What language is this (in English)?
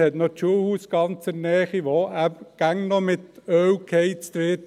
Swiss German